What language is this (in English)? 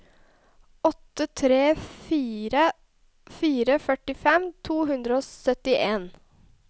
Norwegian